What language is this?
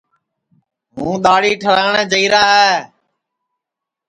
Sansi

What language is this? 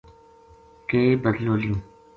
Gujari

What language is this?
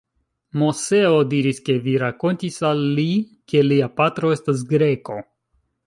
Esperanto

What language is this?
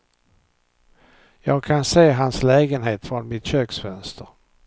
Swedish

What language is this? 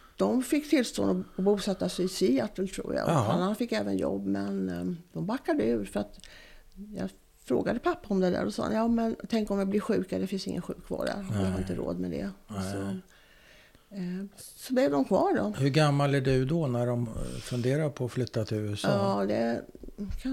Swedish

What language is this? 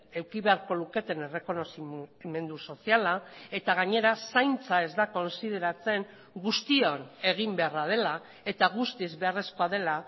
Basque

